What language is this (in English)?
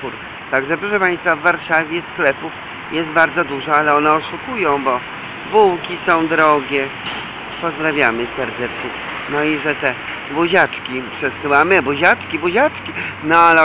Polish